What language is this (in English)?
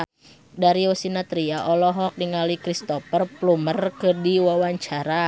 Sundanese